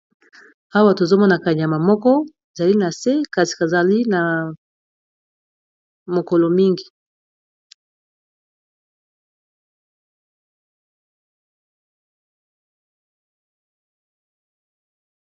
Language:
Lingala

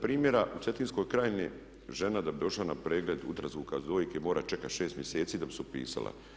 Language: Croatian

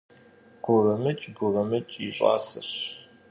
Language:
Kabardian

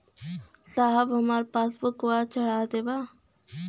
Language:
Bhojpuri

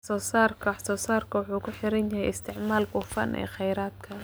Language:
Somali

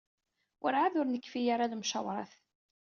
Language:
Kabyle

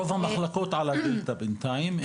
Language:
Hebrew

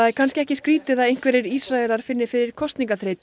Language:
Icelandic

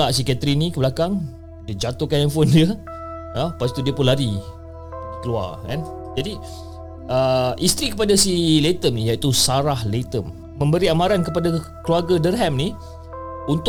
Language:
Malay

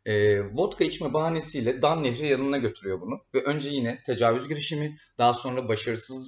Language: Turkish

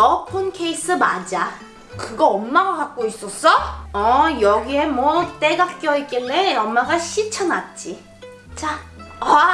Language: Korean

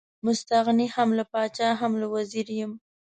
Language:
Pashto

